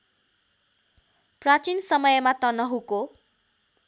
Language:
Nepali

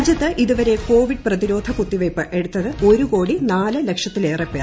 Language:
Malayalam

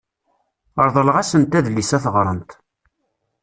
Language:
Kabyle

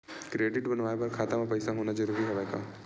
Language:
Chhattisgarhi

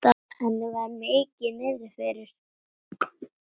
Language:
Icelandic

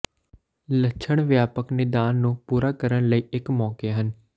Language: Punjabi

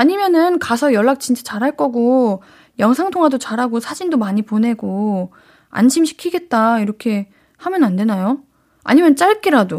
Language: Korean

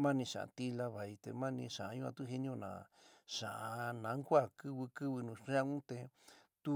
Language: San Miguel El Grande Mixtec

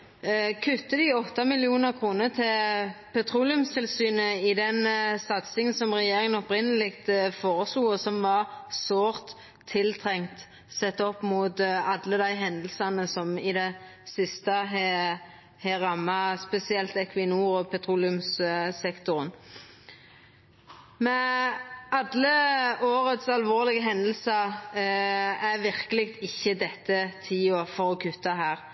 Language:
Norwegian Nynorsk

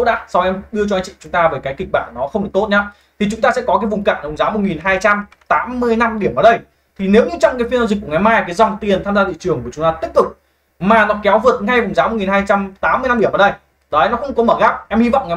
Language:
Vietnamese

